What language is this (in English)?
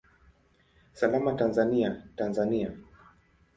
Swahili